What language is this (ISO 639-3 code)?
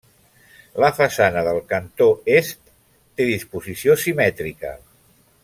cat